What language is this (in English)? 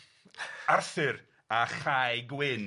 Welsh